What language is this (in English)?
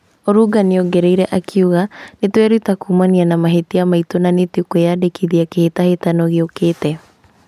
Kikuyu